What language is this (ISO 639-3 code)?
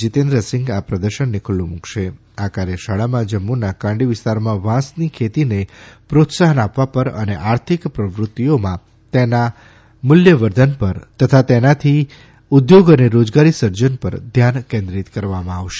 guj